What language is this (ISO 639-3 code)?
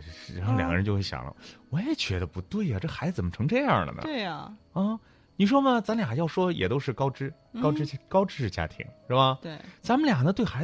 zho